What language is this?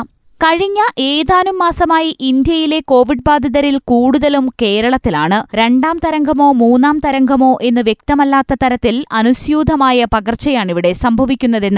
Malayalam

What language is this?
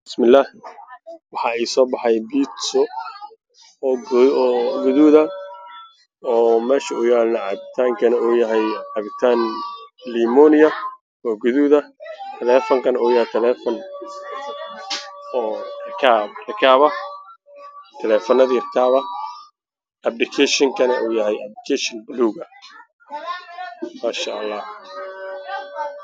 Somali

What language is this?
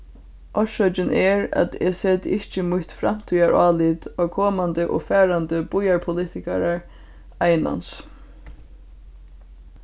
Faroese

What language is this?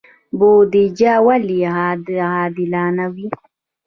Pashto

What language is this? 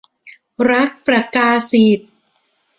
Thai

